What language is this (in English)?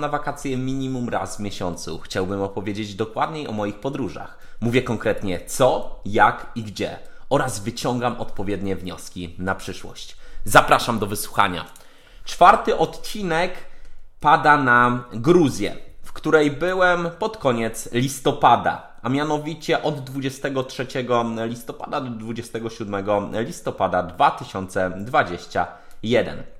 Polish